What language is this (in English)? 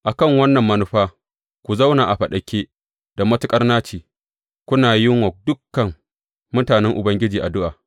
Hausa